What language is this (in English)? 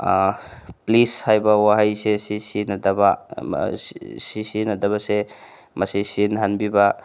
Manipuri